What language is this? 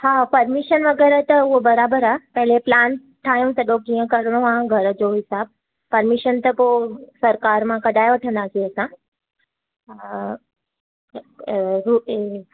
Sindhi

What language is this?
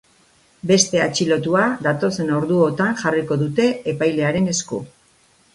Basque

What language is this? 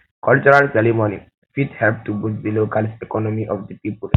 Nigerian Pidgin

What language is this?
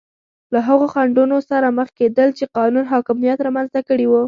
Pashto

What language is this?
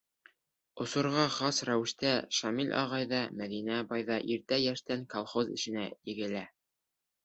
Bashkir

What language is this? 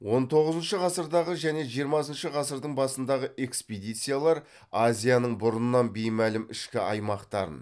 Kazakh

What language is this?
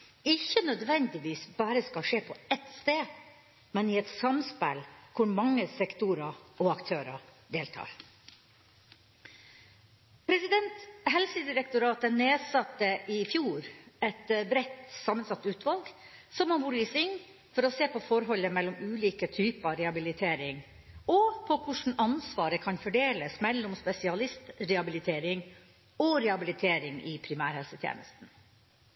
Norwegian Bokmål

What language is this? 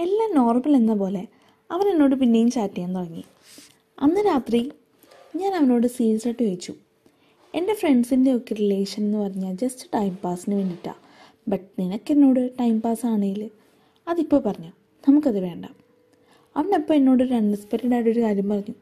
Malayalam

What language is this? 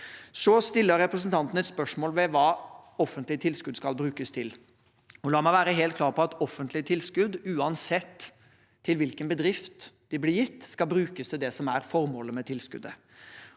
Norwegian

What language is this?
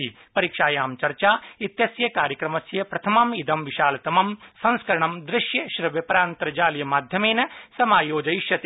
Sanskrit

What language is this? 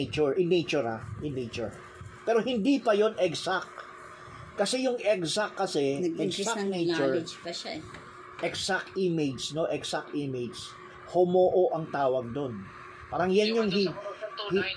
Filipino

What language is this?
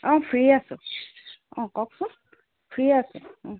Assamese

